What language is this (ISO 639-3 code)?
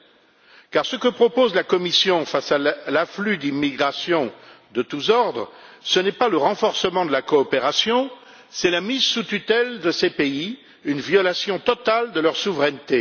fra